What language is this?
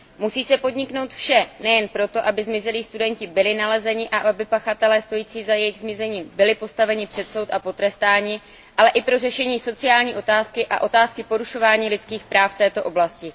Czech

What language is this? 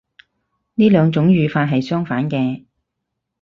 Cantonese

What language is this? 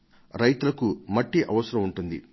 Telugu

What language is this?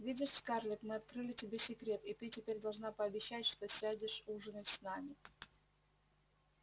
Russian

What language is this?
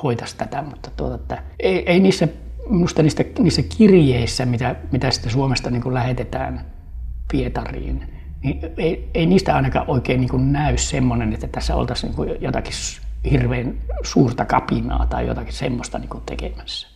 Finnish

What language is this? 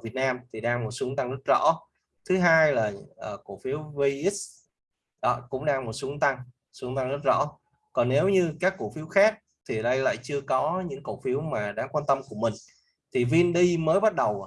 Vietnamese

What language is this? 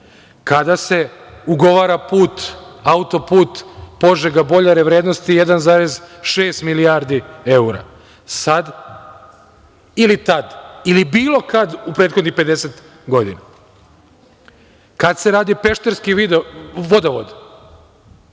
Serbian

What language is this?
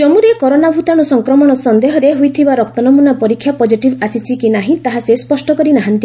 Odia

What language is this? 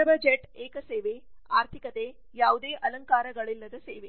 Kannada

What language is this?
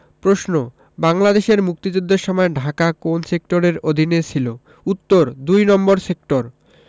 Bangla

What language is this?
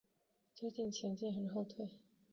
Chinese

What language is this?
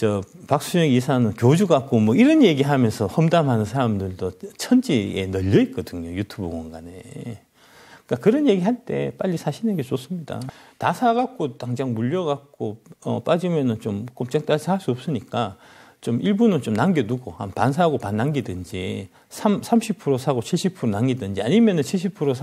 Korean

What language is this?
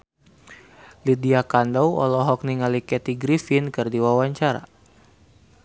Sundanese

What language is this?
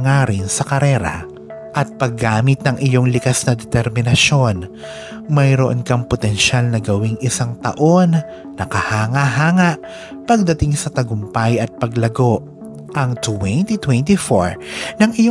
Filipino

